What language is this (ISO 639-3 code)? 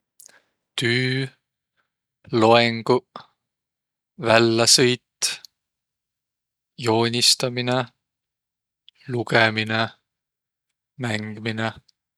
vro